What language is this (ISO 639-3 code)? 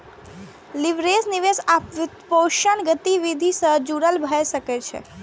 mai